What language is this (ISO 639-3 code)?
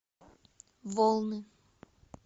rus